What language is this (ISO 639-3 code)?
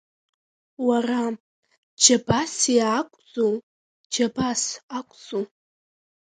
abk